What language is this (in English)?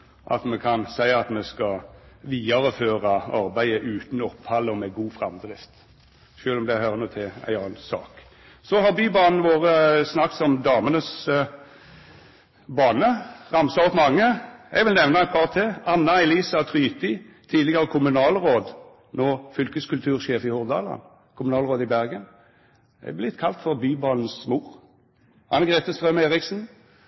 Norwegian Nynorsk